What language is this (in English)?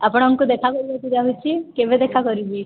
Odia